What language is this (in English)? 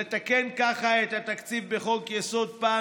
Hebrew